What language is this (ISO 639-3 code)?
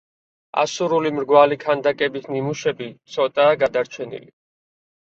kat